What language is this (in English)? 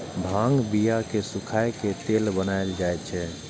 Maithili